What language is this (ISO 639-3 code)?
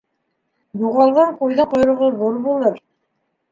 bak